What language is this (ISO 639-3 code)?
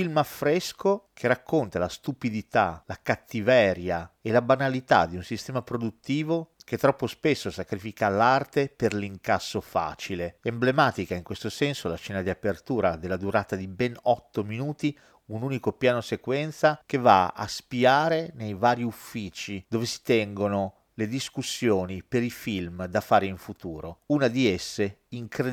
ita